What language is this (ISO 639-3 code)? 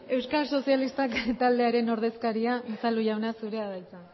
eus